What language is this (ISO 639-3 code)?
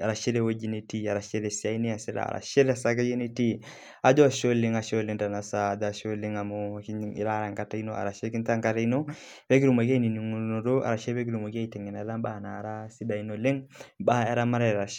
mas